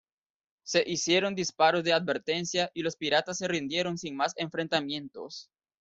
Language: Spanish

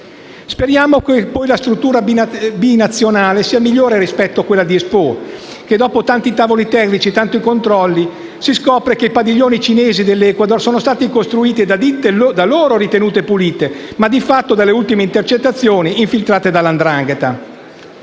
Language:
Italian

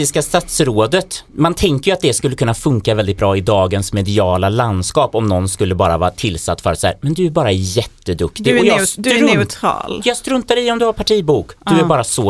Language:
Swedish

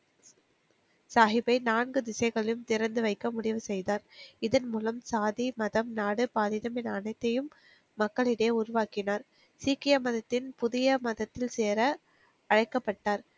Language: Tamil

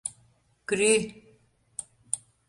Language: Mari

